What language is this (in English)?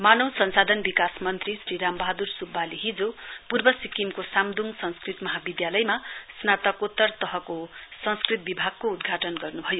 Nepali